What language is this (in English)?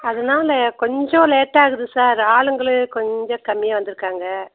Tamil